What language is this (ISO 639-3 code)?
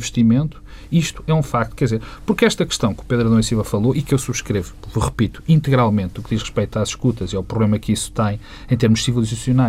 por